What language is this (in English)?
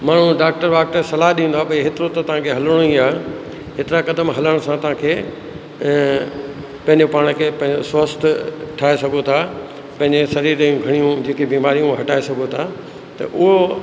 Sindhi